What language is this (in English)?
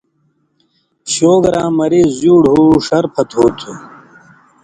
Indus Kohistani